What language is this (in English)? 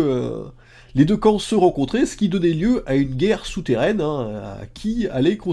French